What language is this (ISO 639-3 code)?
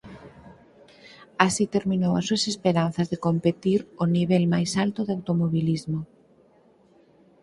glg